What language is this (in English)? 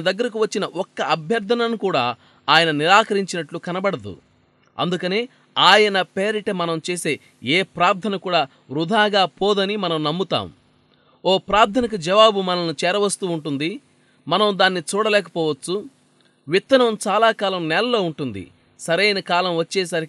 Telugu